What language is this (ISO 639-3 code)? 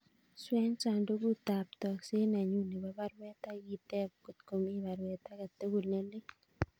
kln